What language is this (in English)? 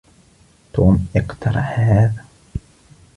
Arabic